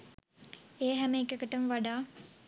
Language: Sinhala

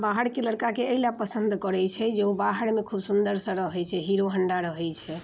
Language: Maithili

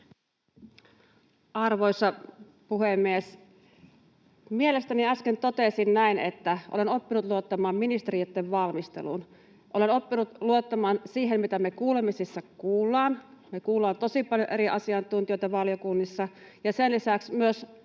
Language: Finnish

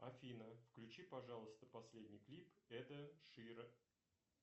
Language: Russian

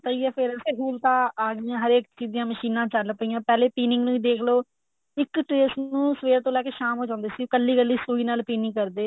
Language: Punjabi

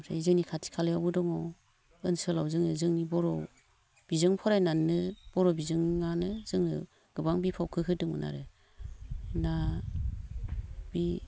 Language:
Bodo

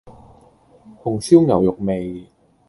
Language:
Cantonese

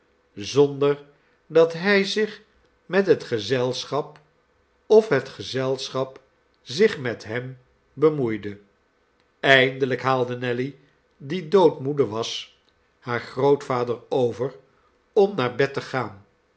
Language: Dutch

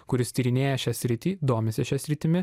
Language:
Lithuanian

